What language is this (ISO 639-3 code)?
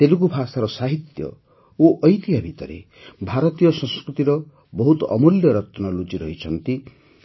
ori